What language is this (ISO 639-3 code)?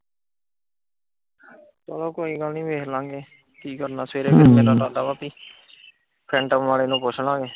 pan